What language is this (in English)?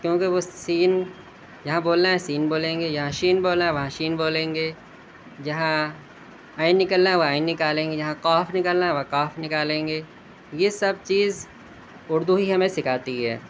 Urdu